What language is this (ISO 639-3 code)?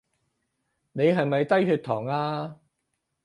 yue